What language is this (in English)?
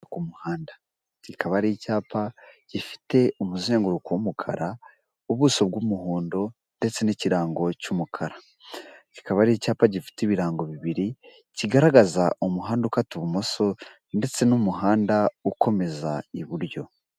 Kinyarwanda